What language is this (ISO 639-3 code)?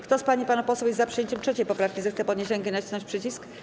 pol